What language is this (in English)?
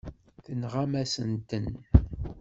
Kabyle